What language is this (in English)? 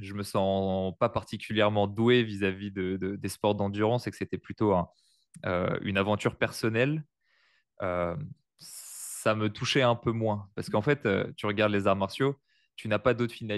French